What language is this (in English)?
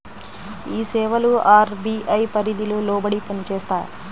Telugu